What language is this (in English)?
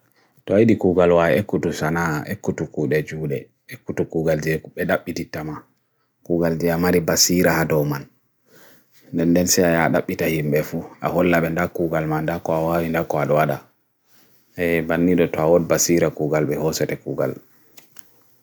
Bagirmi Fulfulde